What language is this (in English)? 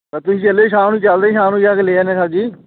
Punjabi